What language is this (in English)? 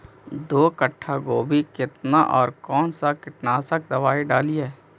Magahi